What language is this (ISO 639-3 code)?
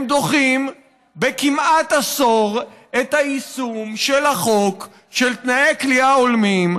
heb